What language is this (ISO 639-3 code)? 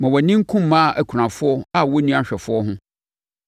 aka